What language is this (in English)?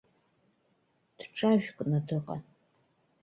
Abkhazian